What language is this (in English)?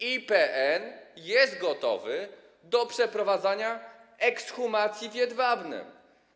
Polish